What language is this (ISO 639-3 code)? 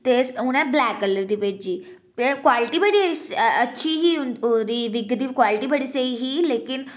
doi